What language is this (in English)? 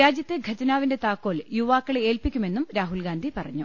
Malayalam